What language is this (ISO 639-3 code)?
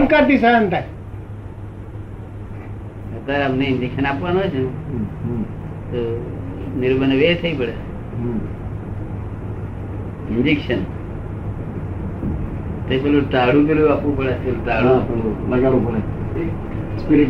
guj